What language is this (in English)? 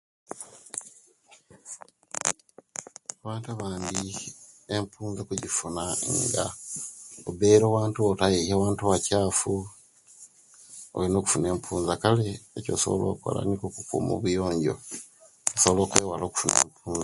Kenyi